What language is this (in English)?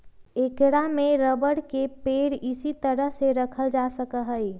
Magahi